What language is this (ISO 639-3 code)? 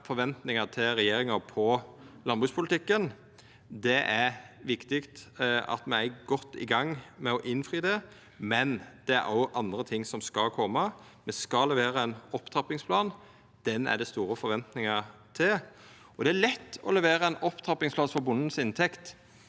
nor